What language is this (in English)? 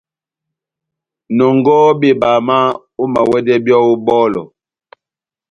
Batanga